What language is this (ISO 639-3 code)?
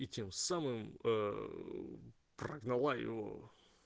rus